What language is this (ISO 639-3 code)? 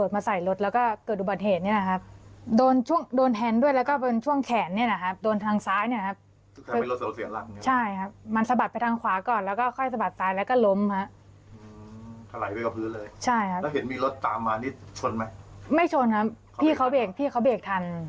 tha